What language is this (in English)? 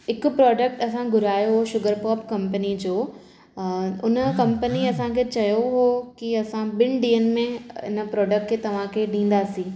Sindhi